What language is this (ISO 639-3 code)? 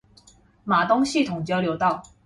zho